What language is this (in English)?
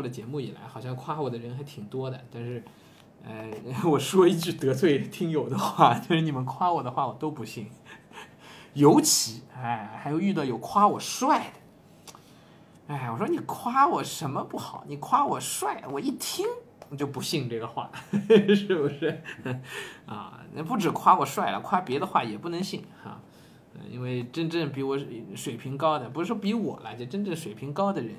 Chinese